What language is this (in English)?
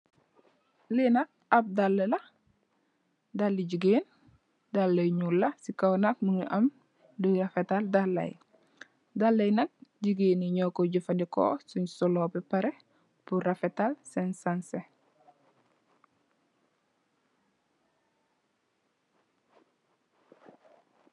Wolof